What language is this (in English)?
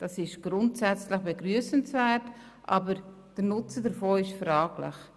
Swiss German